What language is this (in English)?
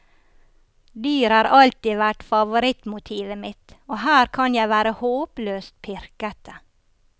Norwegian